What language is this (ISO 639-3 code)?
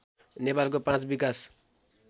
nep